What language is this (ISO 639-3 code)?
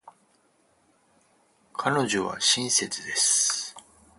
jpn